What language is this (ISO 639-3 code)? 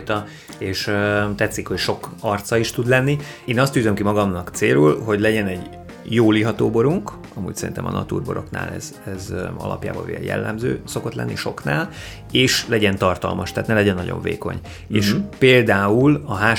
hun